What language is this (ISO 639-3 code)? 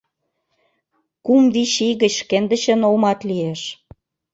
chm